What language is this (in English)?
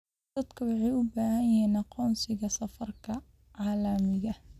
Somali